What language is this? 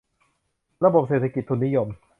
Thai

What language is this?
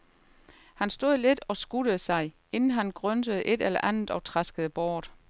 Danish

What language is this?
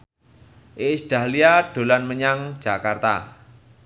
Javanese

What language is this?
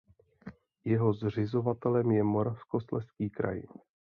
Czech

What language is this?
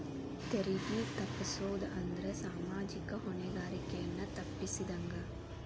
Kannada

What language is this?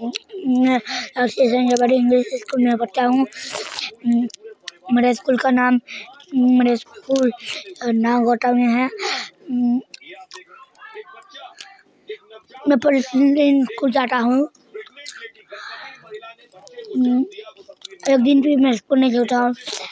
Magahi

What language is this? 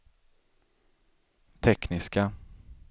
Swedish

